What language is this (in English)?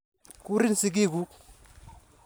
Kalenjin